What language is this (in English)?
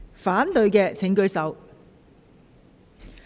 Cantonese